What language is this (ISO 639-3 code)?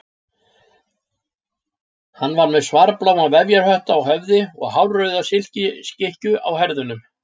isl